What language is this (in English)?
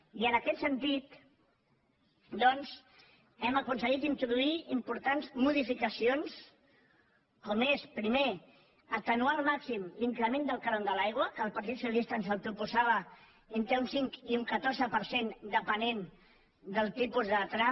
Catalan